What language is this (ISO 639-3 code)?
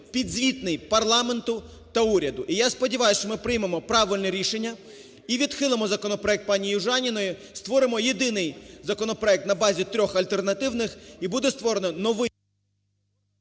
ukr